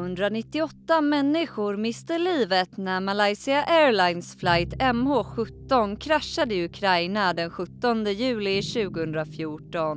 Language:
Swedish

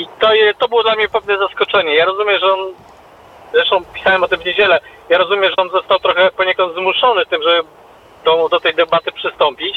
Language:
Polish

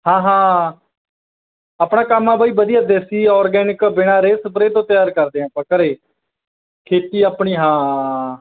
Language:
Punjabi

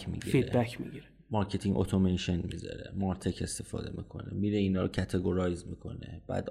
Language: Persian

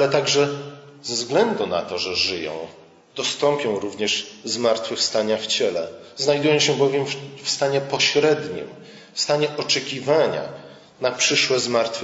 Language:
Polish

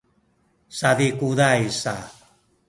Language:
Sakizaya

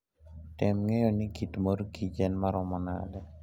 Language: Luo (Kenya and Tanzania)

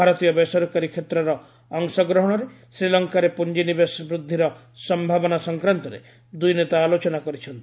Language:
Odia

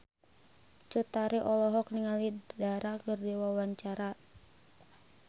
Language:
Sundanese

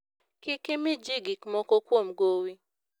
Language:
Luo (Kenya and Tanzania)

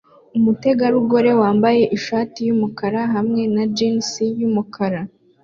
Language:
Kinyarwanda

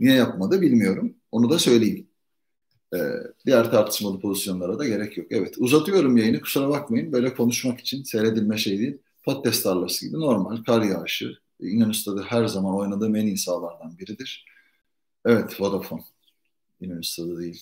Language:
Turkish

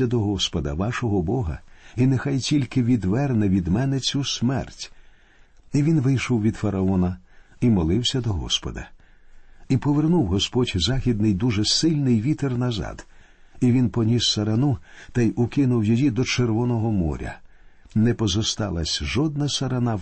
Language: Ukrainian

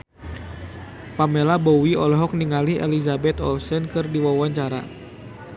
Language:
Sundanese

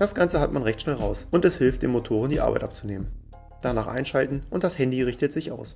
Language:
German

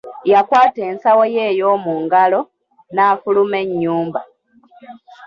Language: Ganda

